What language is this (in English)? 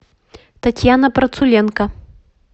Russian